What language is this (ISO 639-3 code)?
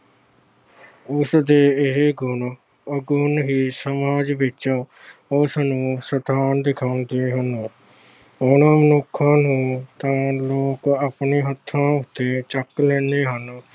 pan